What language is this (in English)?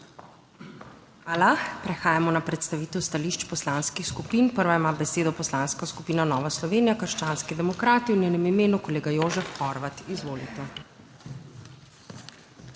Slovenian